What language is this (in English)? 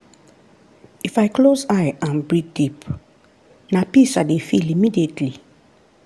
Nigerian Pidgin